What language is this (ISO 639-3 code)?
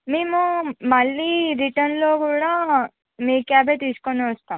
tel